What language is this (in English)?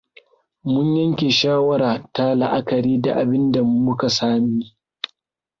Hausa